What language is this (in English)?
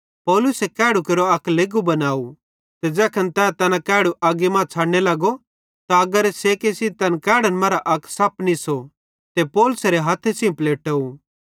Bhadrawahi